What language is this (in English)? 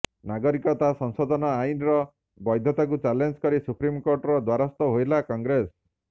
Odia